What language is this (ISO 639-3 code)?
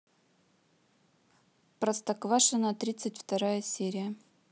rus